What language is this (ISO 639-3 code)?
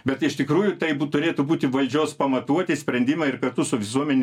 lit